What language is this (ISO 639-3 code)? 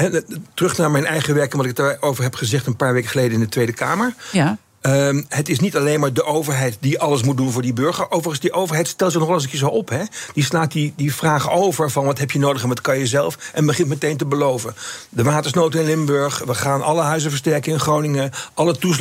nld